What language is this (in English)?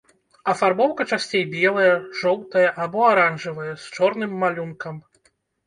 Belarusian